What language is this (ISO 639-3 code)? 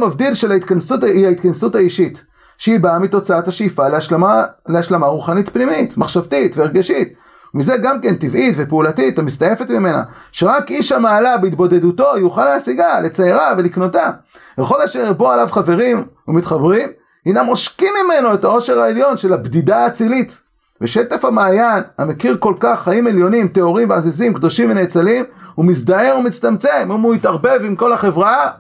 heb